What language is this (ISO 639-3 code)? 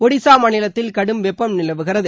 tam